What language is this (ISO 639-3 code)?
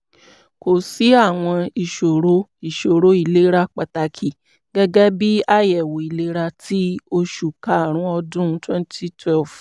yor